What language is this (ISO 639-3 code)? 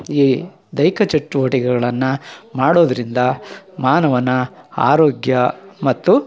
kan